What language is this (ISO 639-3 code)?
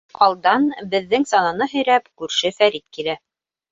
bak